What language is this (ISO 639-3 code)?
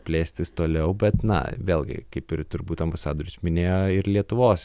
lit